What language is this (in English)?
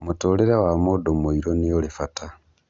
Kikuyu